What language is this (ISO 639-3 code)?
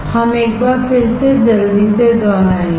hin